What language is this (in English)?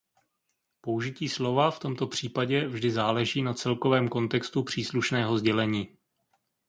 Czech